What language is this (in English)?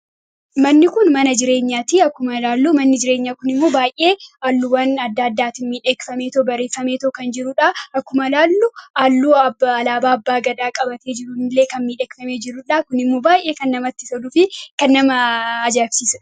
Oromo